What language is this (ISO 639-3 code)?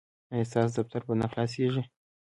pus